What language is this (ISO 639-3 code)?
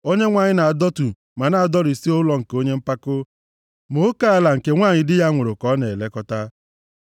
ibo